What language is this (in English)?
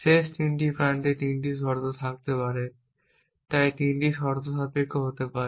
Bangla